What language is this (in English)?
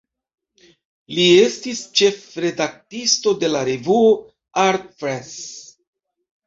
Esperanto